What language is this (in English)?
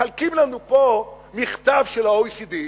Hebrew